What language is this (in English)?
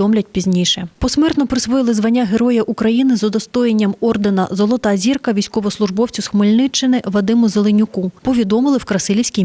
Ukrainian